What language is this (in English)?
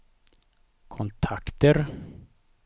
Swedish